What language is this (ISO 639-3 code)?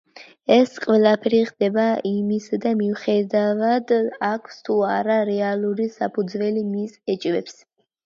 kat